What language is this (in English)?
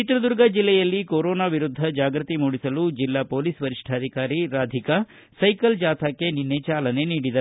Kannada